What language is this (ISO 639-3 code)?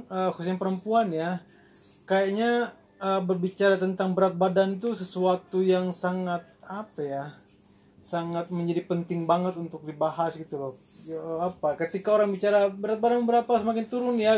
ind